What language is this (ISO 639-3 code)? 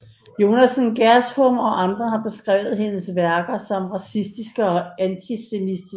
dan